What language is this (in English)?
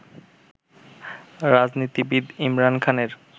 Bangla